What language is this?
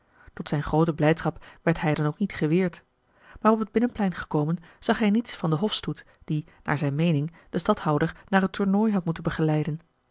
Dutch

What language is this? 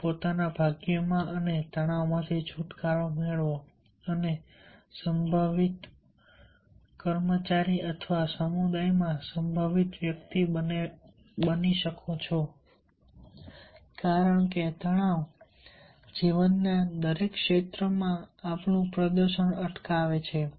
Gujarati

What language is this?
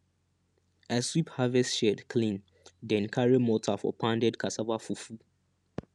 Nigerian Pidgin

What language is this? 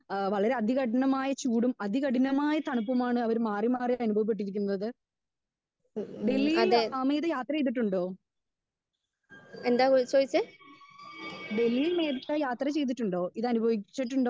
Malayalam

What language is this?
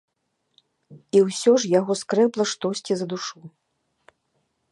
Belarusian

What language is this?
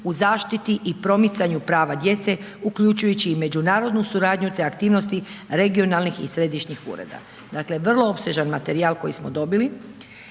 Croatian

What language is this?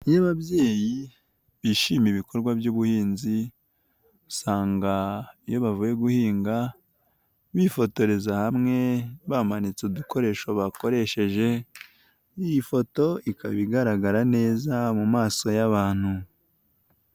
Kinyarwanda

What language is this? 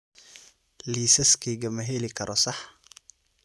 Somali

